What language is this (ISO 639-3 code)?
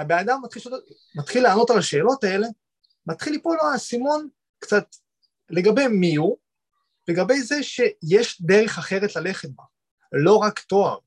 heb